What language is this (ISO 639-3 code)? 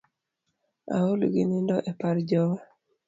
luo